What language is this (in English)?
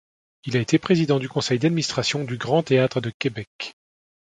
French